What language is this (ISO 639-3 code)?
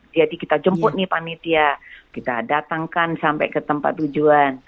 ind